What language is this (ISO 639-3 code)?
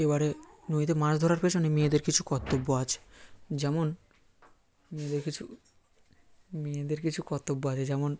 ben